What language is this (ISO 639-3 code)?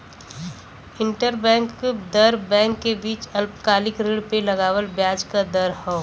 bho